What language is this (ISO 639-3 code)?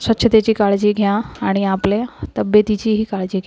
mar